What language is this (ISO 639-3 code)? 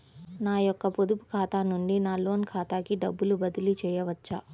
tel